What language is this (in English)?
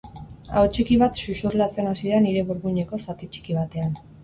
Basque